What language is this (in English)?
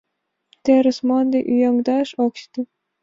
Mari